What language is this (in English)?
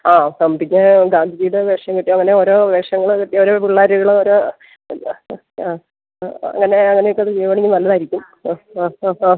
Malayalam